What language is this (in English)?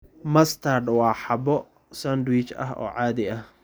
Somali